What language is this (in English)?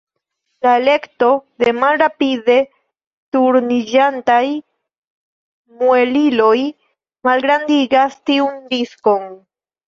Esperanto